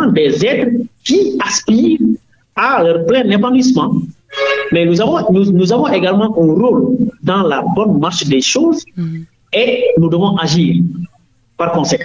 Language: French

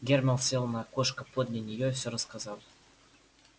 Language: Russian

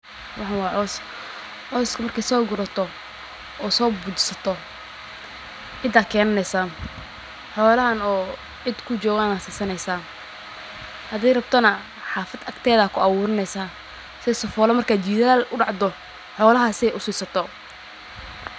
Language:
Somali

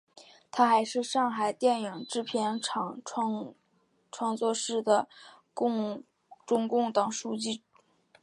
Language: Chinese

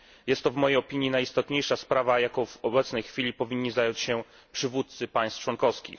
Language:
Polish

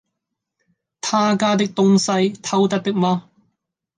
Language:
Cantonese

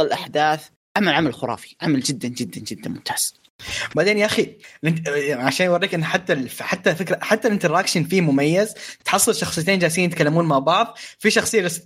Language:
Arabic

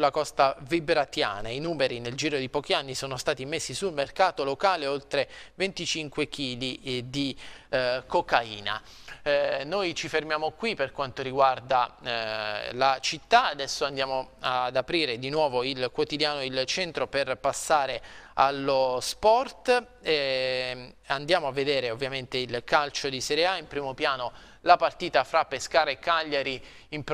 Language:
Italian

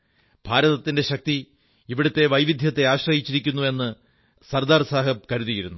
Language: Malayalam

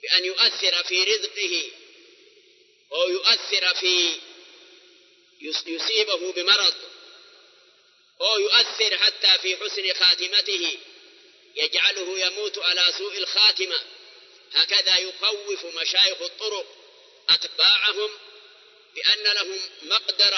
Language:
Arabic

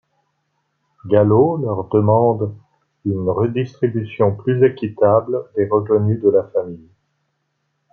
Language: French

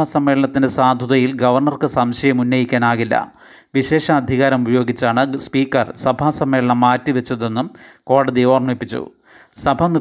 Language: Malayalam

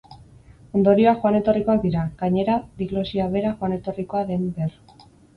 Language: Basque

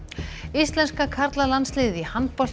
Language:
Icelandic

